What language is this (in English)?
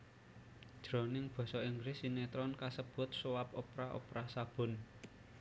Javanese